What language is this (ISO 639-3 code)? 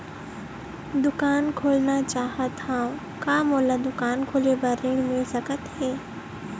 hne